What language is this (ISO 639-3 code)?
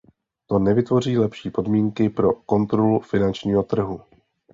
ces